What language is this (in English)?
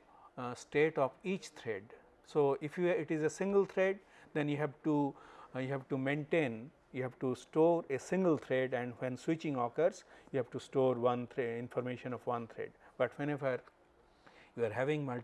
English